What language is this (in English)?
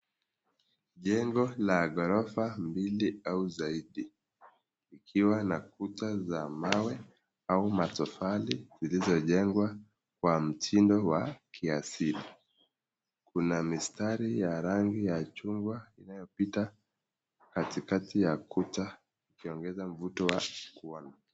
Swahili